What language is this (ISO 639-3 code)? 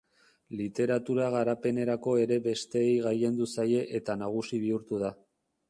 eus